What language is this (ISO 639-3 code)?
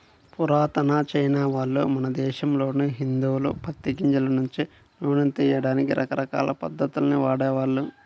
tel